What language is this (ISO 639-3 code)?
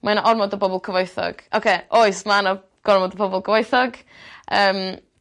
cym